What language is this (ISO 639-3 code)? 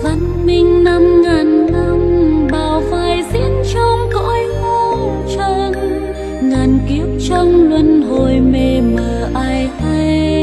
vie